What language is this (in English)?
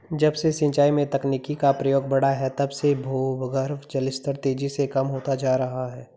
Hindi